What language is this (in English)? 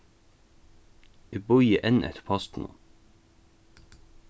Faroese